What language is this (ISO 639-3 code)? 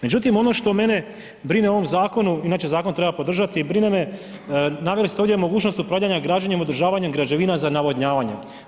hrv